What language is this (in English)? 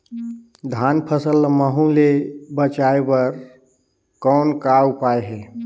Chhattisgarhi